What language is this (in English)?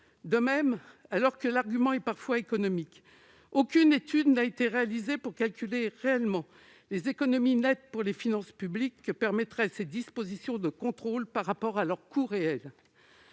French